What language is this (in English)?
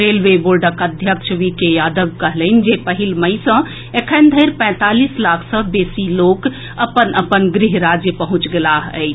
Maithili